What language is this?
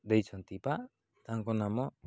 Odia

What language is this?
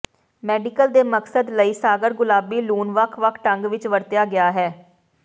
Punjabi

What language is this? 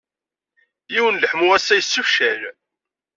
Kabyle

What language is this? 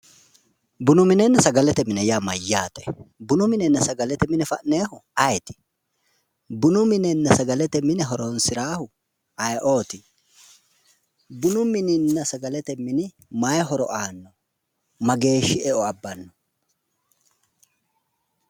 Sidamo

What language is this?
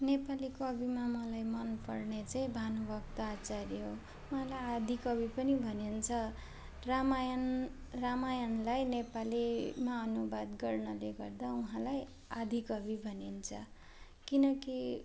Nepali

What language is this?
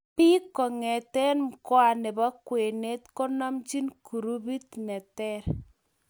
Kalenjin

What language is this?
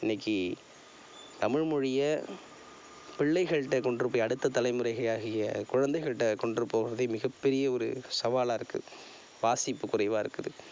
Tamil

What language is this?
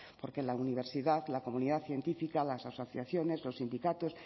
Spanish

